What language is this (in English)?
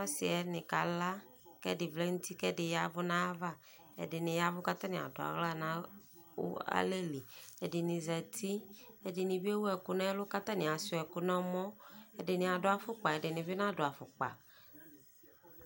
Ikposo